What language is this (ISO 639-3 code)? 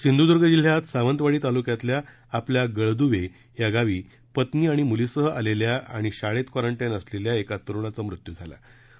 mar